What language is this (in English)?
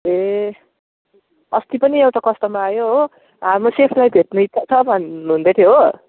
Nepali